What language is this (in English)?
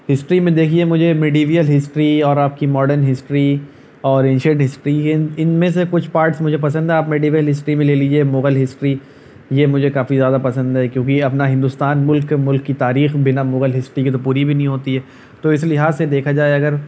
Urdu